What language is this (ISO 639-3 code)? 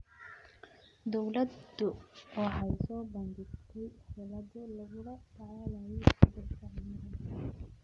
som